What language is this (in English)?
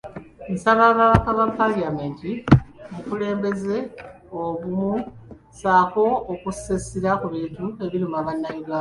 Ganda